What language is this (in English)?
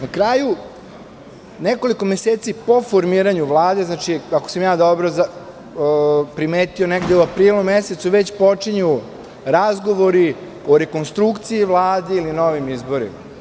Serbian